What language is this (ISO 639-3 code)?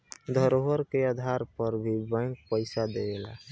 bho